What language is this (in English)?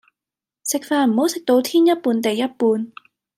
Cantonese